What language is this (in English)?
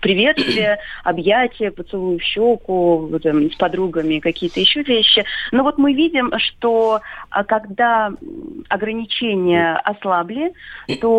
Russian